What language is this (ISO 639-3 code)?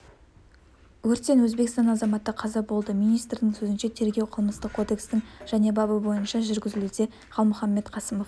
kaz